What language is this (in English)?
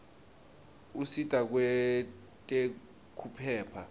Swati